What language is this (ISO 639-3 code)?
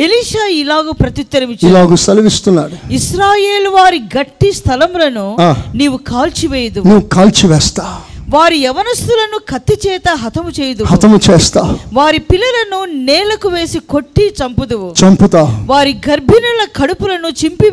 tel